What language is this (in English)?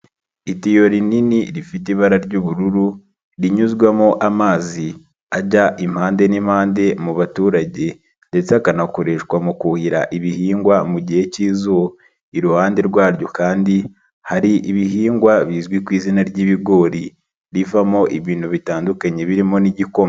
Kinyarwanda